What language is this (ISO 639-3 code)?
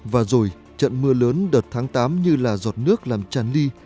vie